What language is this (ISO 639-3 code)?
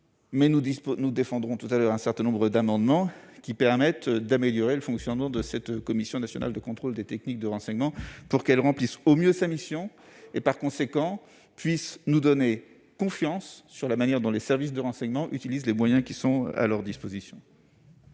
fra